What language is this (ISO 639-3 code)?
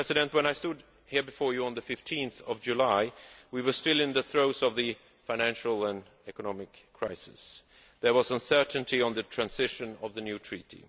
eng